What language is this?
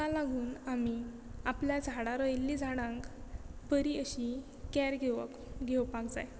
Konkani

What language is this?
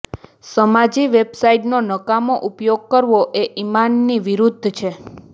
Gujarati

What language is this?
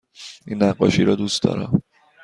Persian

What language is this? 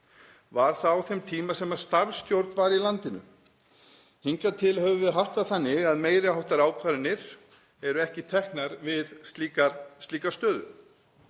Icelandic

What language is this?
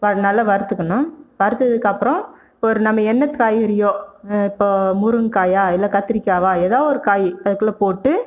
Tamil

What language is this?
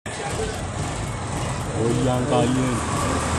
Masai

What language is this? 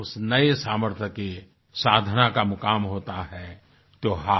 Hindi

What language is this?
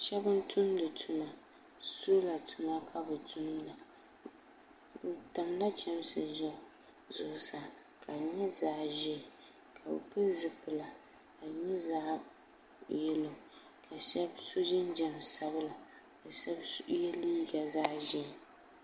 Dagbani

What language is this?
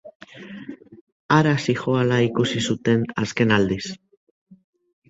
Basque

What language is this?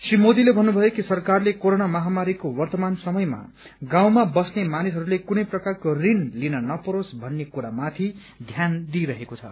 Nepali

